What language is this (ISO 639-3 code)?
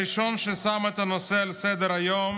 heb